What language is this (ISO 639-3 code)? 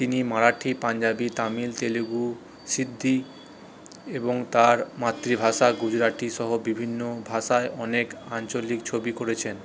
ben